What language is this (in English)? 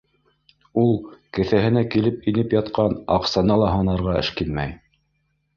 Bashkir